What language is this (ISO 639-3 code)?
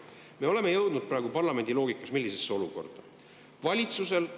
est